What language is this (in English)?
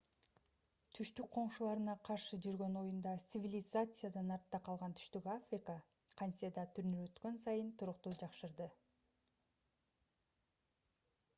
Kyrgyz